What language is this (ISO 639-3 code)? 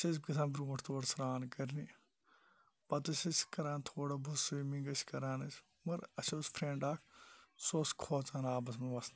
kas